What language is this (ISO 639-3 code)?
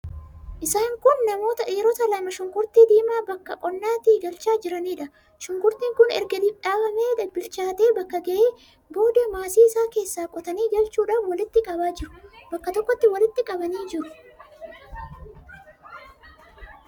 orm